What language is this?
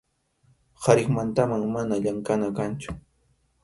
Arequipa-La Unión Quechua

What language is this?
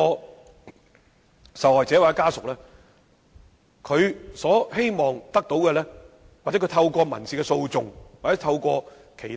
Cantonese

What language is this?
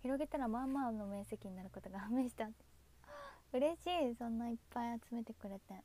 Japanese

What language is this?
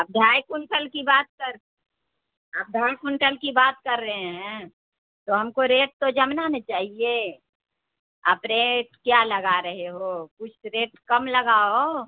Urdu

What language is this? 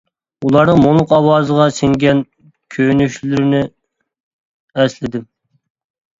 Uyghur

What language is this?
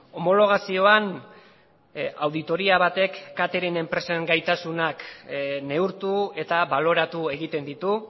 Basque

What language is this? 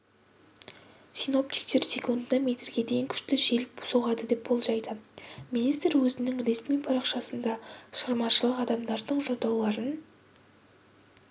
Kazakh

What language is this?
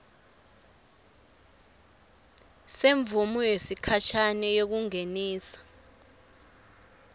Swati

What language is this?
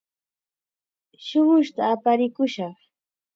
Chiquián Ancash Quechua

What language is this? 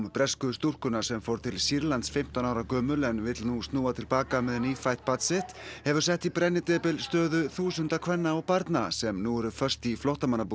Icelandic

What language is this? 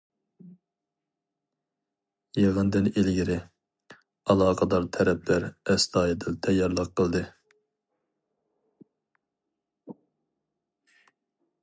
Uyghur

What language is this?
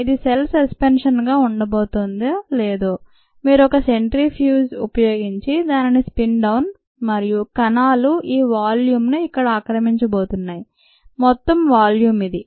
Telugu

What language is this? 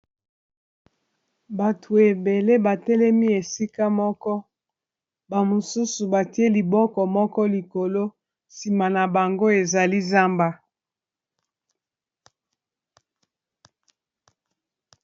Lingala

